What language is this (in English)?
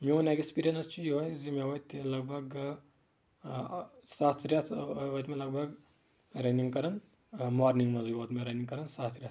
Kashmiri